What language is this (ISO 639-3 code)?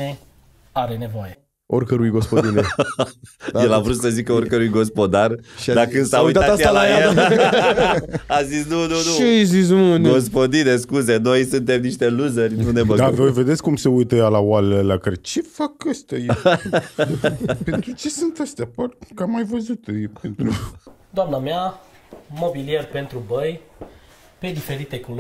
ron